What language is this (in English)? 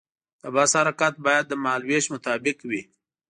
Pashto